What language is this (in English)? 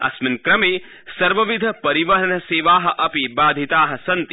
Sanskrit